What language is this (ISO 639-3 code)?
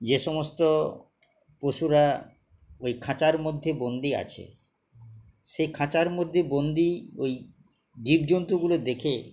ben